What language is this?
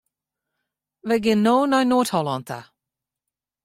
Western Frisian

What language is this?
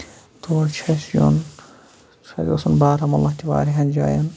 Kashmiri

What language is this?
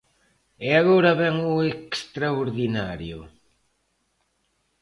Galician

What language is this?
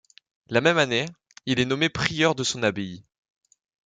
French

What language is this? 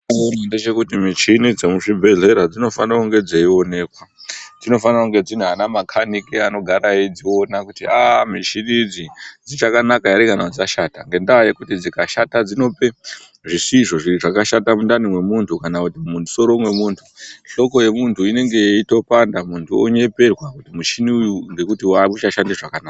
Ndau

